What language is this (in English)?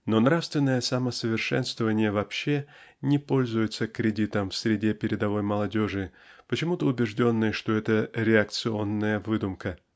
Russian